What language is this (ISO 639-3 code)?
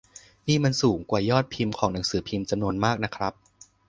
tha